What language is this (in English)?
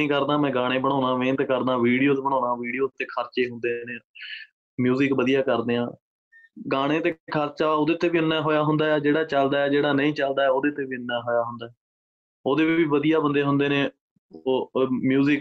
Punjabi